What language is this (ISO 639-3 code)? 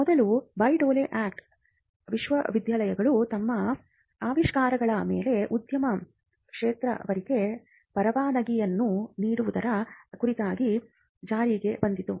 kan